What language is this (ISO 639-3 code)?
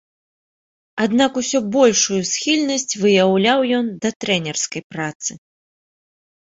bel